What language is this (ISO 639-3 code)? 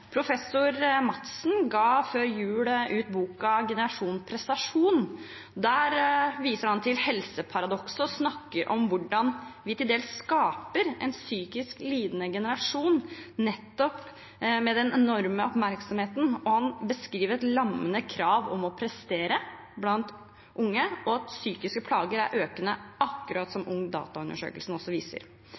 nob